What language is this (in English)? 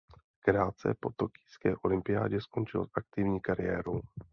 Czech